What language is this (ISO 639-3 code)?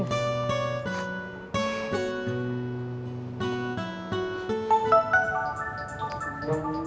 ind